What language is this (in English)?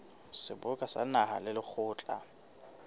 Southern Sotho